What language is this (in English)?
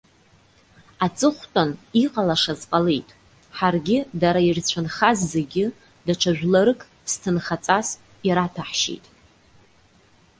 Abkhazian